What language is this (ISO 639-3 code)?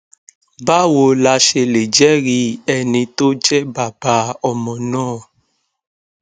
yor